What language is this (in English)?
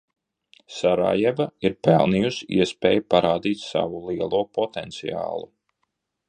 Latvian